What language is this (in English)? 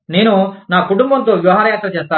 Telugu